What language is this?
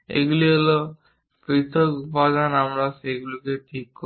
Bangla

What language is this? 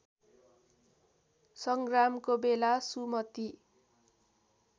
Nepali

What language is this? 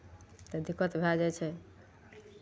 Maithili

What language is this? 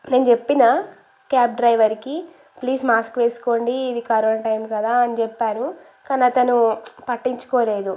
Telugu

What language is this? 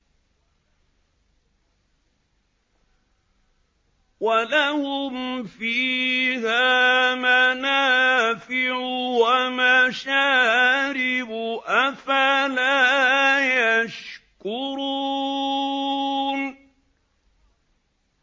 Arabic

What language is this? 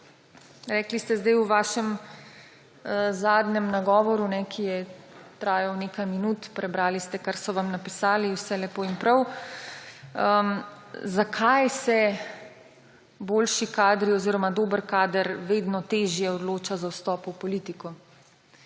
Slovenian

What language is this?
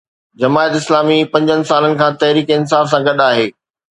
Sindhi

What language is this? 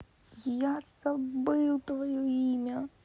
Russian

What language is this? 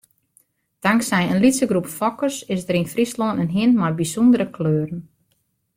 Western Frisian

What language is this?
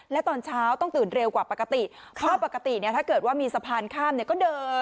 Thai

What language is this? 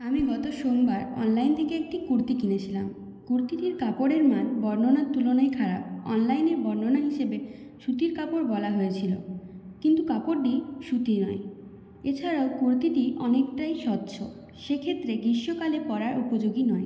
Bangla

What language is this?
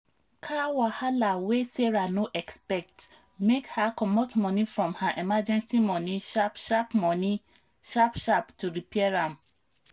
Nigerian Pidgin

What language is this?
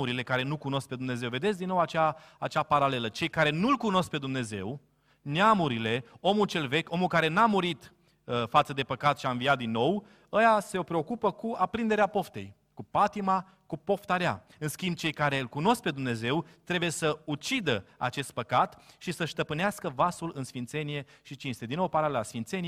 Romanian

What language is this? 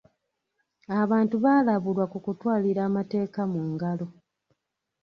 Ganda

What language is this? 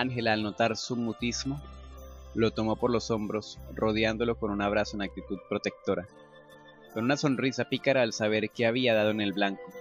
Spanish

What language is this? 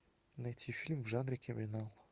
Russian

